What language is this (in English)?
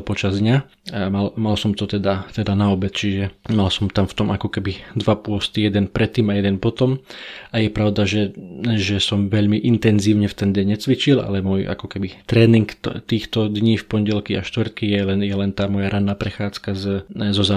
Slovak